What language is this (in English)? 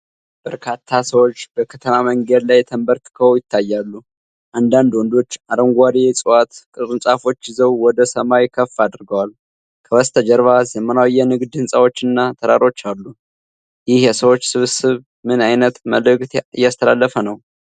Amharic